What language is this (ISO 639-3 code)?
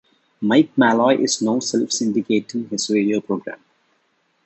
eng